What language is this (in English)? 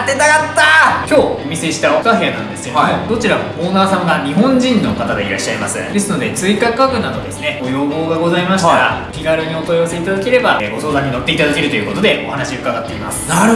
Japanese